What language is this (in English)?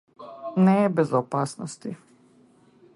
Macedonian